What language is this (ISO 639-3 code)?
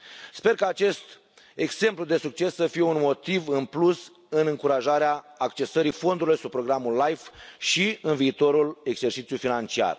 ron